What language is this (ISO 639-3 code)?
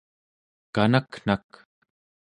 esu